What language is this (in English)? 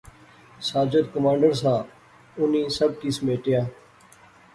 Pahari-Potwari